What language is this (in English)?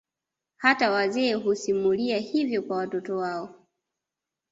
Swahili